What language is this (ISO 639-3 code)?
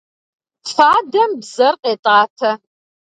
kbd